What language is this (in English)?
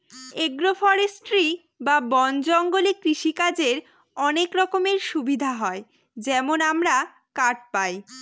Bangla